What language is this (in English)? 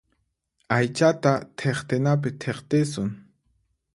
Puno Quechua